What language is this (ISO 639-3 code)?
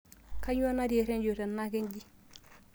mas